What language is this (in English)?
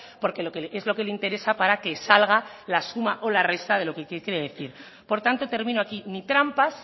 Spanish